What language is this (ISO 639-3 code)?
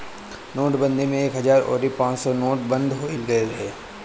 bho